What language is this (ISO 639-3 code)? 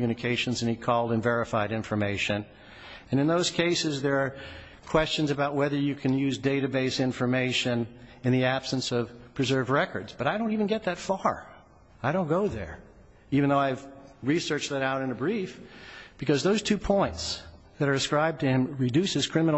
eng